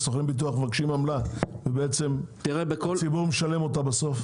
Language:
Hebrew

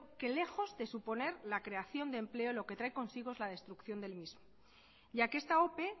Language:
Spanish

